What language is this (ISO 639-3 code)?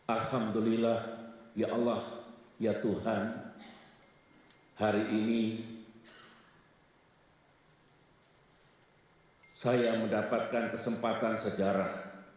ind